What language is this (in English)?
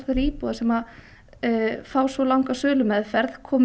Icelandic